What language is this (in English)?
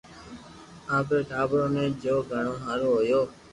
Loarki